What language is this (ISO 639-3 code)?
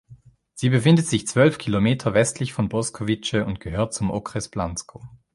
deu